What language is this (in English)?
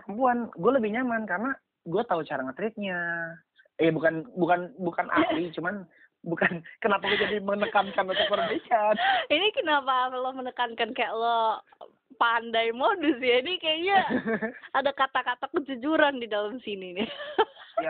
Indonesian